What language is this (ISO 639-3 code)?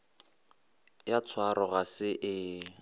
nso